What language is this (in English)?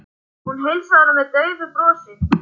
Icelandic